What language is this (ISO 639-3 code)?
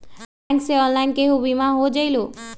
mag